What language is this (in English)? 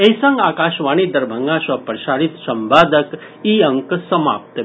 Maithili